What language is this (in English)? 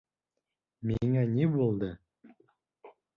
Bashkir